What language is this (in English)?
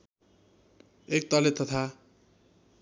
Nepali